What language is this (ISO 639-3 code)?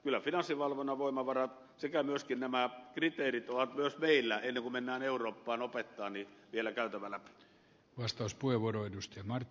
fin